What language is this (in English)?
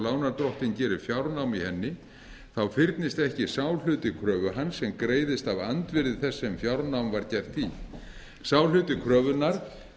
Icelandic